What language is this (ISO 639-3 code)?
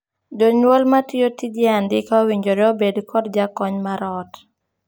luo